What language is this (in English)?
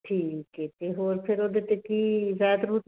Punjabi